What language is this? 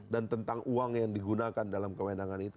Indonesian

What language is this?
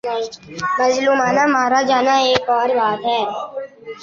Urdu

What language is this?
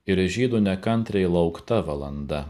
Lithuanian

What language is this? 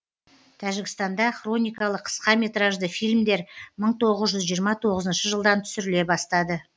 Kazakh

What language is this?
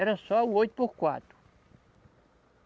Portuguese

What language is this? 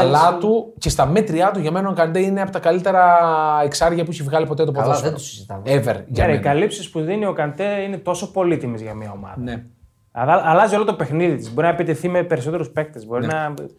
Greek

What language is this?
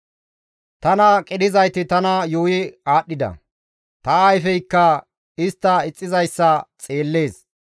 Gamo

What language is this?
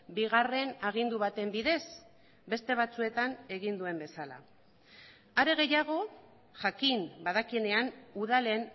Basque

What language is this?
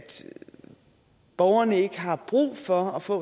Danish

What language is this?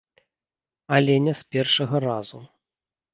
Belarusian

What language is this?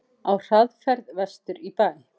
Icelandic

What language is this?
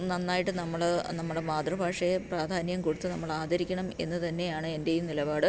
Malayalam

